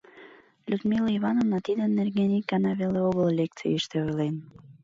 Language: Mari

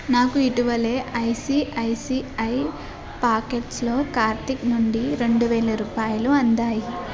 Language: Telugu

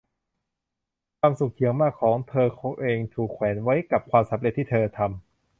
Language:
Thai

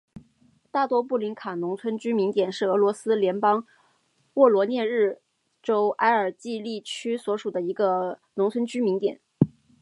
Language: Chinese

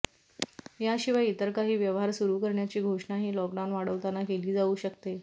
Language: Marathi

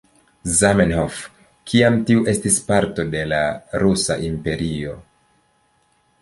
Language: Esperanto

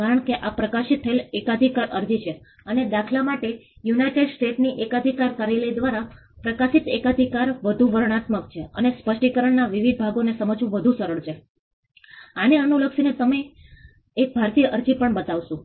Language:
Gujarati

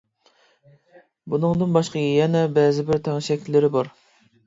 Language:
Uyghur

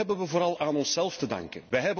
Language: Dutch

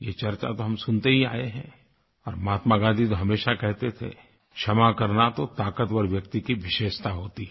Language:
Hindi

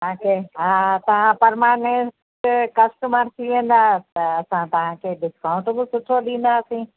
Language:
Sindhi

